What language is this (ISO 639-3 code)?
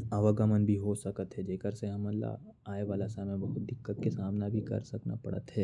kfp